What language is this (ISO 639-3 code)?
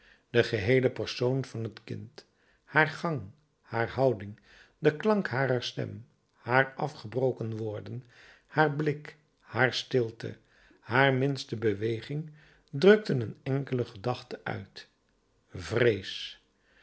nld